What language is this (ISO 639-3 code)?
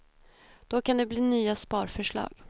swe